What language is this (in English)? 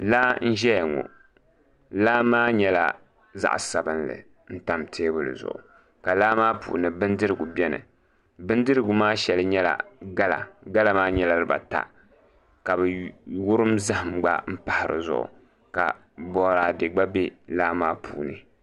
Dagbani